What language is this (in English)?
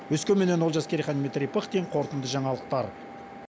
Kazakh